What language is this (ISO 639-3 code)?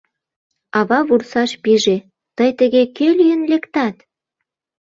chm